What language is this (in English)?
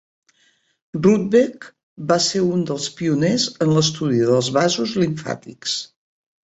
Catalan